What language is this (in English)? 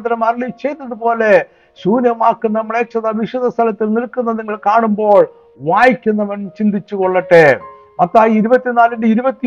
Malayalam